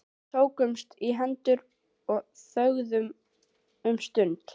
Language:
Icelandic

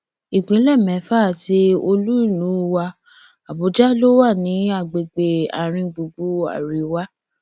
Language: Yoruba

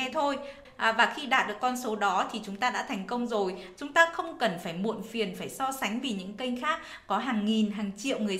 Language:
Vietnamese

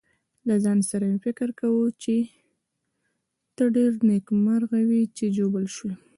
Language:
Pashto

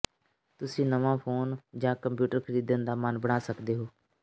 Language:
Punjabi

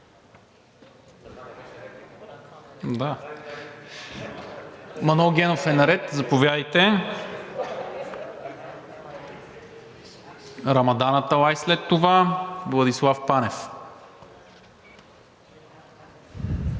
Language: Bulgarian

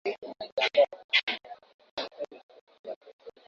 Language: Swahili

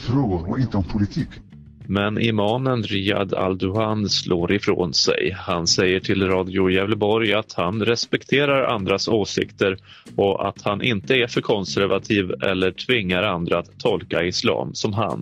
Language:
Swedish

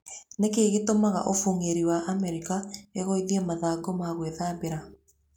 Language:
Kikuyu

